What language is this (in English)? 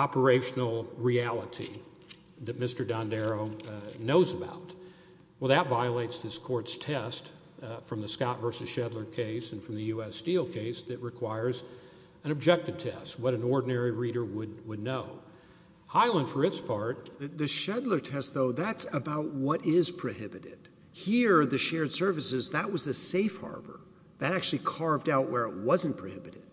English